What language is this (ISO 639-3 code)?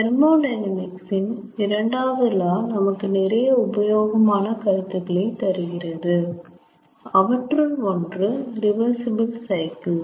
tam